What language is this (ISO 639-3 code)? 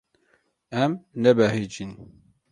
kur